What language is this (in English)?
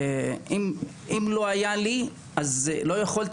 Hebrew